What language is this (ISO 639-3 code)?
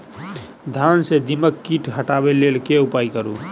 mai